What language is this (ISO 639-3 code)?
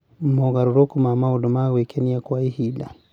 kik